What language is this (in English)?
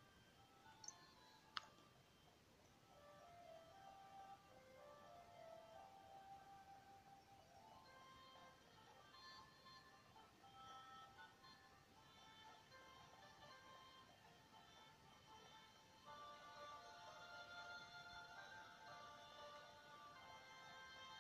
German